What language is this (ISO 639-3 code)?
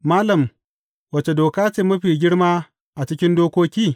hau